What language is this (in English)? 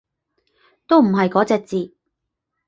Cantonese